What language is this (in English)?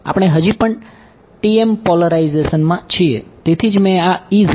Gujarati